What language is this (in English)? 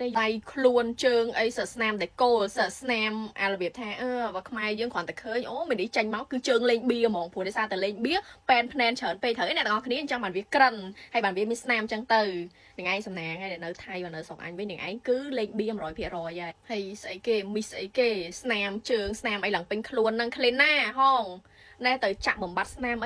Vietnamese